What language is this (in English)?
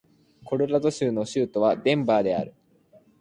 Japanese